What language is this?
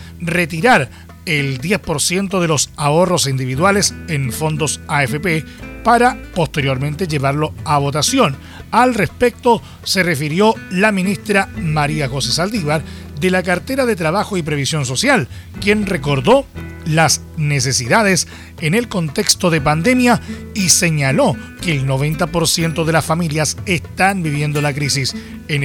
Spanish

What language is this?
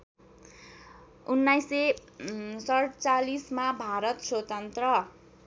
Nepali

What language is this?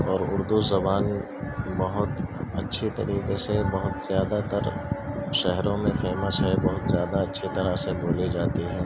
Urdu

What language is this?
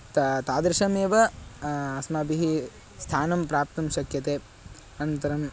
Sanskrit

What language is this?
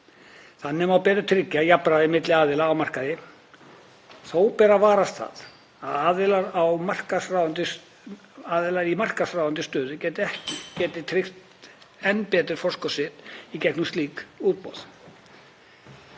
Icelandic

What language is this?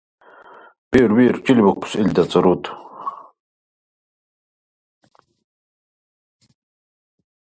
Dargwa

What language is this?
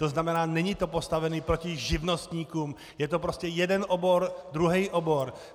Czech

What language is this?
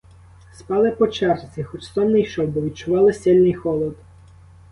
Ukrainian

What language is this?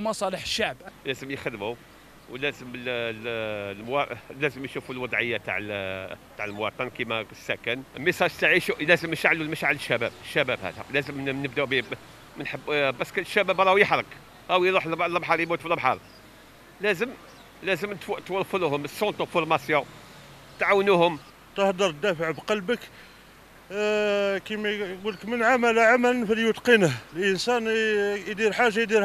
Arabic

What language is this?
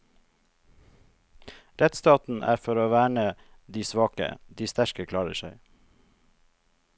Norwegian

